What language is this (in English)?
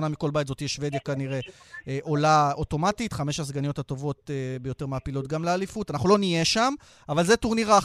Hebrew